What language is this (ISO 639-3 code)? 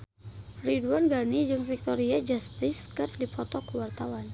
sun